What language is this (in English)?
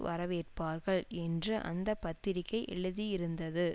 Tamil